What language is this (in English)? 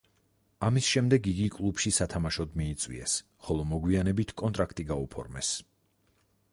Georgian